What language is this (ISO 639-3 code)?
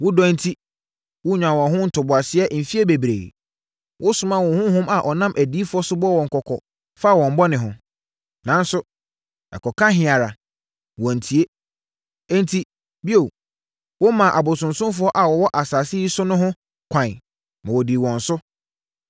aka